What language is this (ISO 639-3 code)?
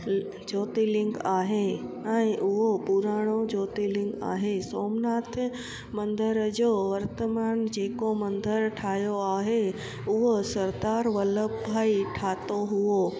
snd